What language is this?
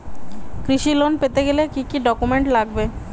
Bangla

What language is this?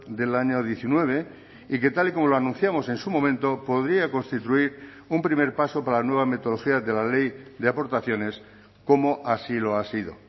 Spanish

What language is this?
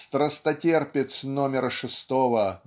Russian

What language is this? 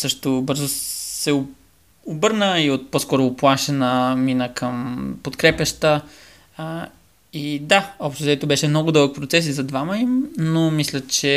Bulgarian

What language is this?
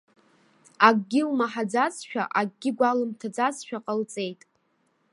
Abkhazian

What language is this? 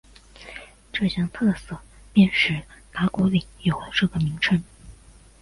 Chinese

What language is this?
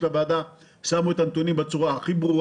Hebrew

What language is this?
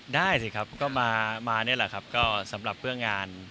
Thai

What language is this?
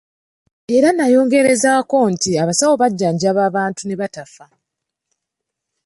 Ganda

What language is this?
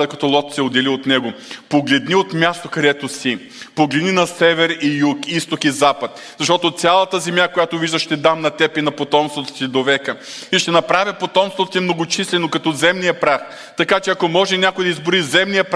Bulgarian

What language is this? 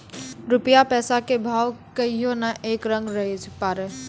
Maithili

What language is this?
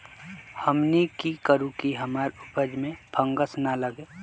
Magahi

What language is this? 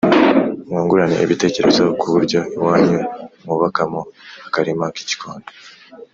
Kinyarwanda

